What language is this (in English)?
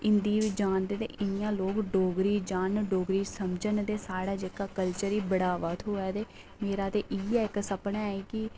Dogri